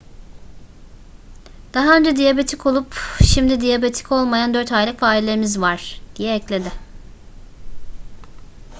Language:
Turkish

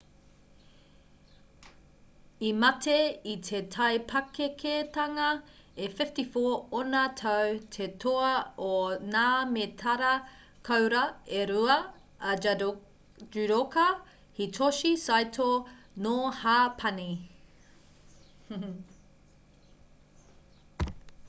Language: Māori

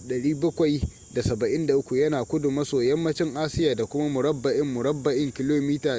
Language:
Hausa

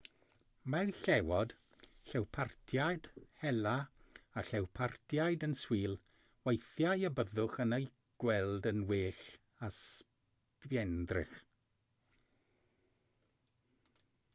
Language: Welsh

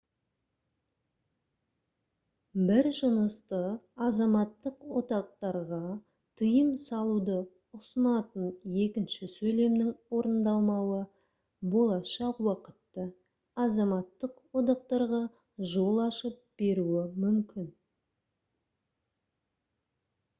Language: Kazakh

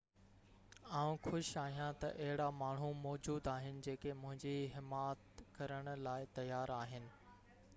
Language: Sindhi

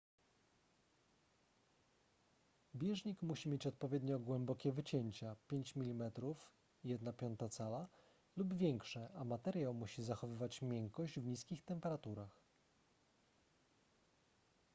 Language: Polish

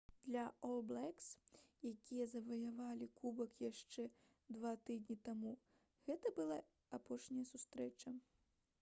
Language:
Belarusian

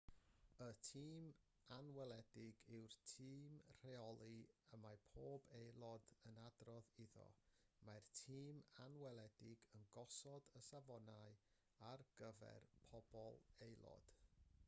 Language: Welsh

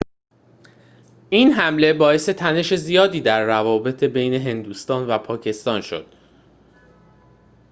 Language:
Persian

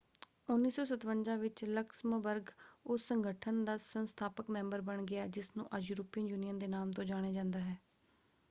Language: Punjabi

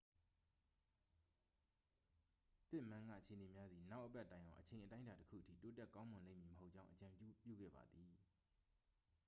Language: Burmese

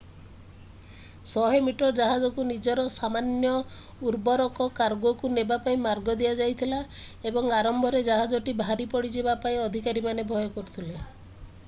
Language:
Odia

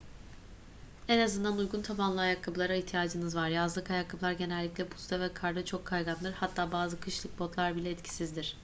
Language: Turkish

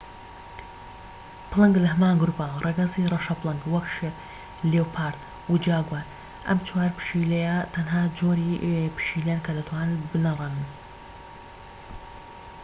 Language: Central Kurdish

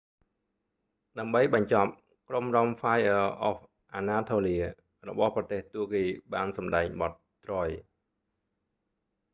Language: Khmer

